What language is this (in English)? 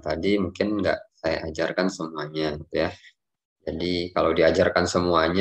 Indonesian